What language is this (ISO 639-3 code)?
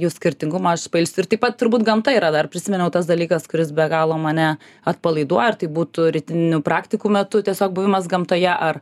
lit